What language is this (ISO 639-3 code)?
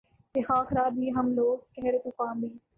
urd